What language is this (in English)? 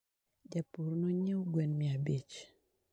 Luo (Kenya and Tanzania)